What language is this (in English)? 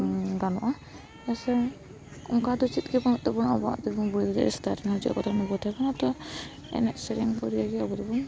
Santali